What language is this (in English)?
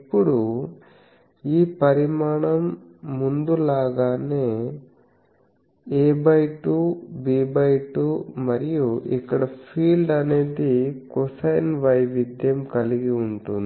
Telugu